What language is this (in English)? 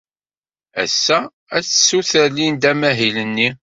Kabyle